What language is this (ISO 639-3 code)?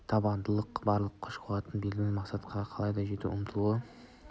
kaz